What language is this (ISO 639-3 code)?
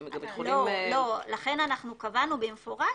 heb